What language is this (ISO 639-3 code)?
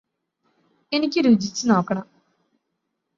mal